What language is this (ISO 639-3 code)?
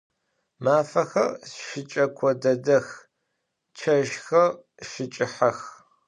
ady